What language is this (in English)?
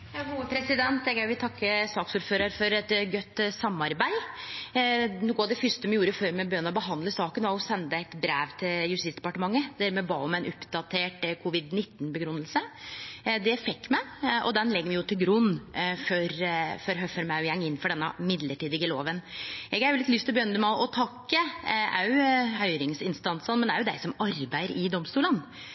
Norwegian Nynorsk